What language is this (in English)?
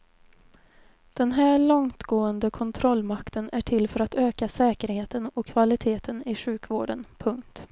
Swedish